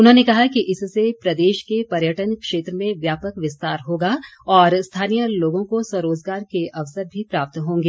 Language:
Hindi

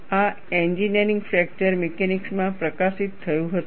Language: Gujarati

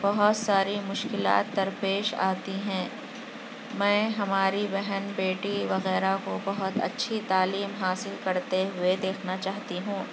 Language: Urdu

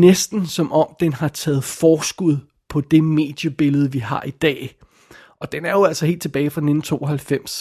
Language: Danish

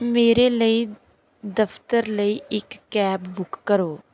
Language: Punjabi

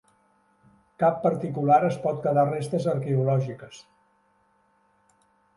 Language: Catalan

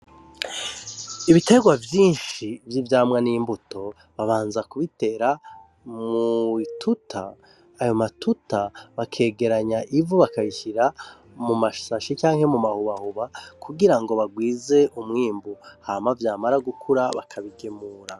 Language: Rundi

